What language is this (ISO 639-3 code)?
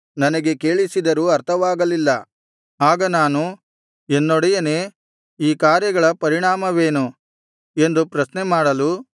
kan